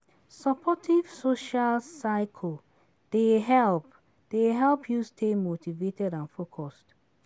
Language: Nigerian Pidgin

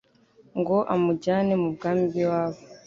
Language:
Kinyarwanda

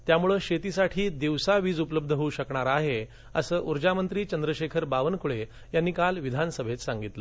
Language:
Marathi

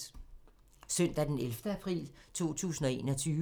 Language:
Danish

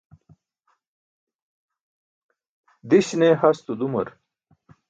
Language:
Burushaski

